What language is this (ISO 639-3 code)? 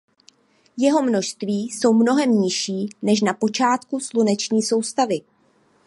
ces